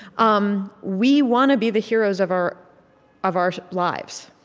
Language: English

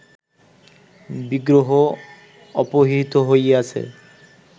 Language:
Bangla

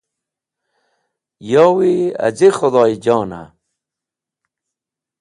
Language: Wakhi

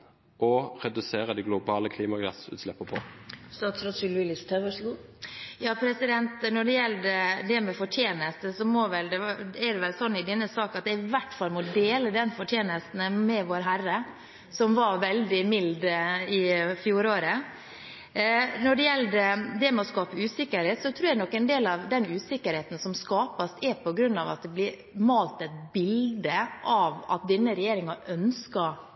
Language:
Norwegian Bokmål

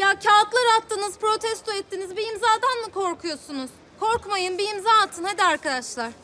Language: Turkish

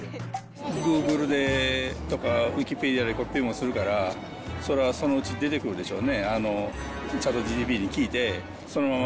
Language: Japanese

